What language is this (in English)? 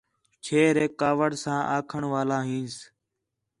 Khetrani